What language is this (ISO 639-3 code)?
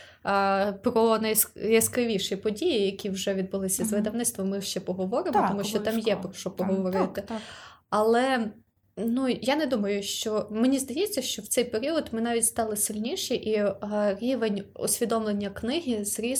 ukr